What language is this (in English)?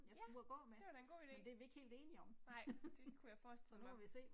Danish